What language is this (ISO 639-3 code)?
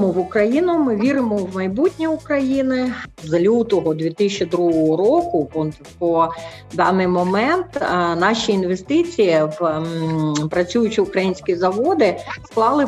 ukr